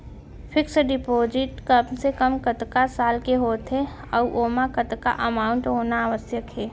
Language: Chhattisgarhi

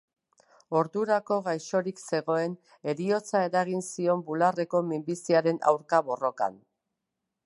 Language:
Basque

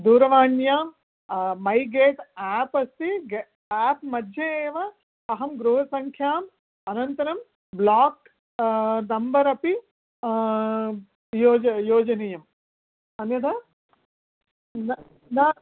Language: Sanskrit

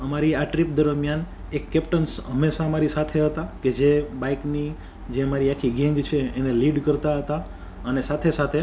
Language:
Gujarati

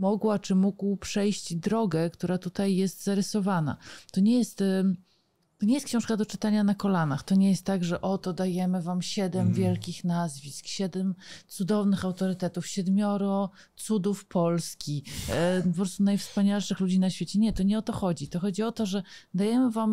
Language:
Polish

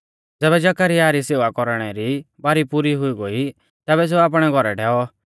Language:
Mahasu Pahari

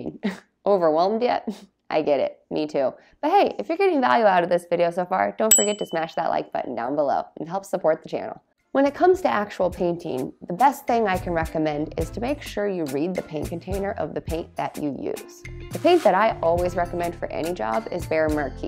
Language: English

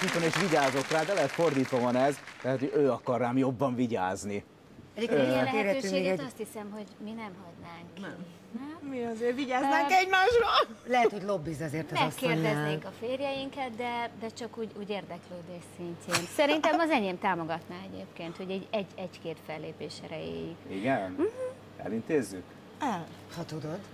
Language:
Hungarian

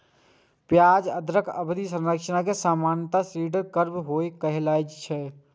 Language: Maithili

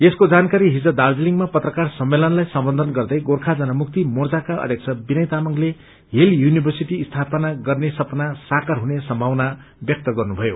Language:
Nepali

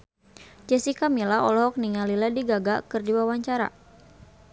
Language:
Sundanese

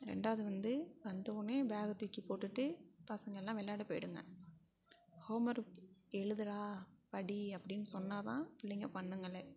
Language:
Tamil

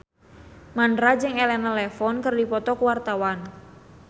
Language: Sundanese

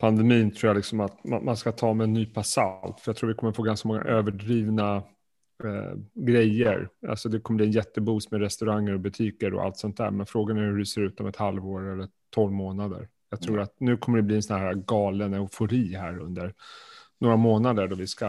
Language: Swedish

